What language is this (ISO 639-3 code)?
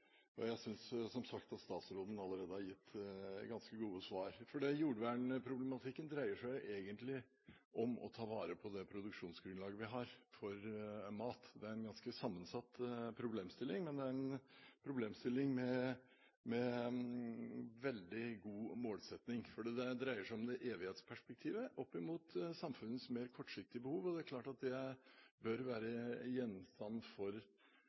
nob